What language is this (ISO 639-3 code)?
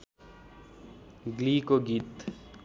nep